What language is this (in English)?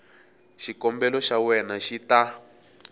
Tsonga